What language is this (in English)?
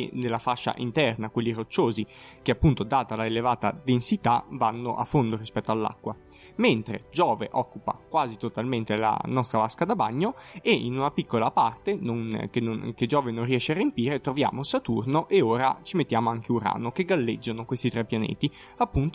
Italian